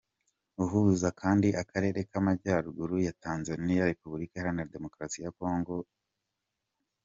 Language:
Kinyarwanda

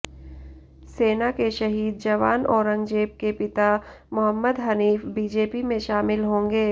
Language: Hindi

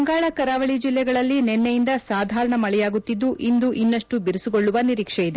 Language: Kannada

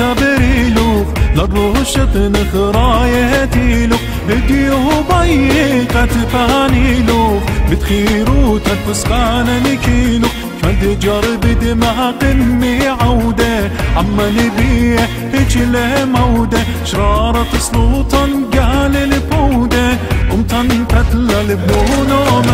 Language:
Arabic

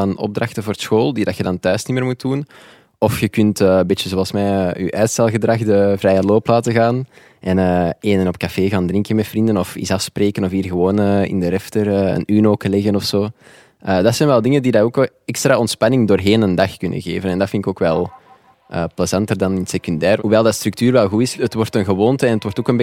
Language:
Dutch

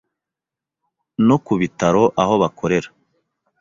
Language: Kinyarwanda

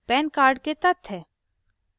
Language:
Hindi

